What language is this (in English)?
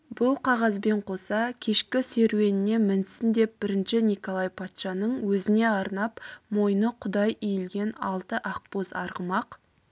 Kazakh